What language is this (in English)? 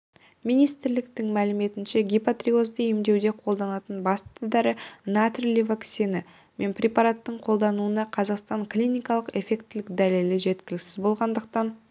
Kazakh